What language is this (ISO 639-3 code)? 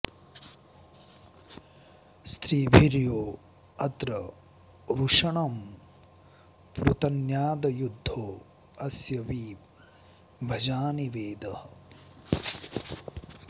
san